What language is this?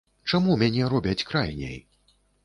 Belarusian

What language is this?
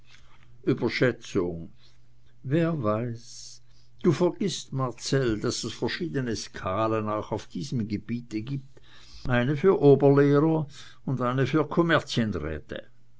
German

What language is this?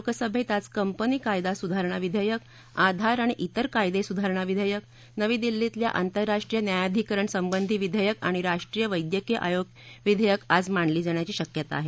Marathi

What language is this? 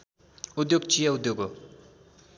Nepali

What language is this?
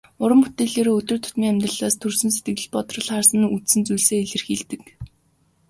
Mongolian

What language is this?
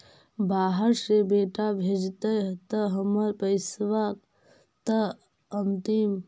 Magahi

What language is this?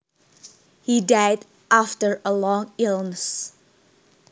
Javanese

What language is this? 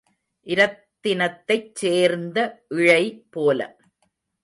Tamil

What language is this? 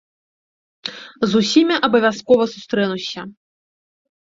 Belarusian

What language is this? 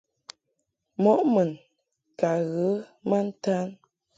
Mungaka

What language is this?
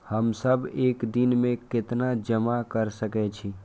Maithili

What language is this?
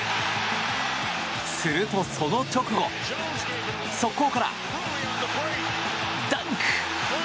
Japanese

